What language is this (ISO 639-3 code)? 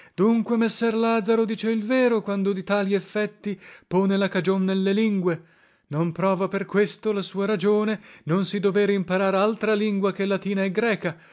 ita